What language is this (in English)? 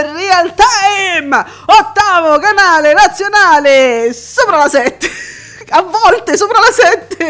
Italian